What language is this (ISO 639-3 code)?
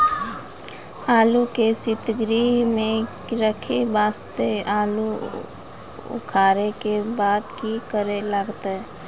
mai